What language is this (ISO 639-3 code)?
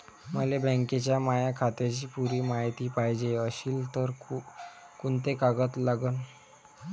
mar